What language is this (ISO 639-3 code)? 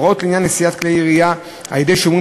heb